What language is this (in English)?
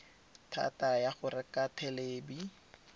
Tswana